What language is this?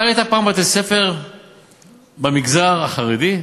Hebrew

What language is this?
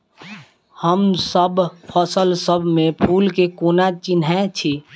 Maithili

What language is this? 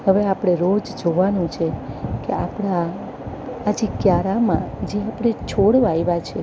Gujarati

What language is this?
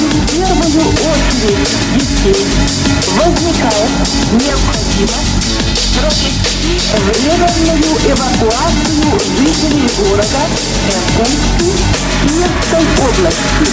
Russian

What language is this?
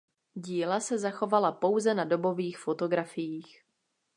Czech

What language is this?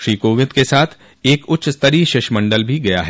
Hindi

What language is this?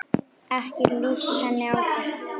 Icelandic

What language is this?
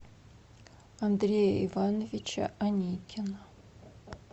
Russian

